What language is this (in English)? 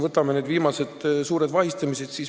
Estonian